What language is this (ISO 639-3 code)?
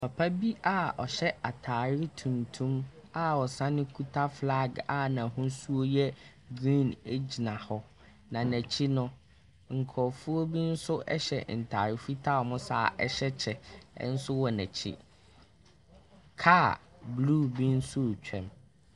aka